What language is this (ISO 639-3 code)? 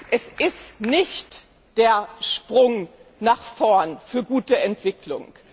deu